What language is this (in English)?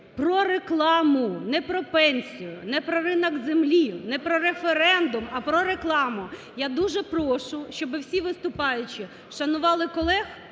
Ukrainian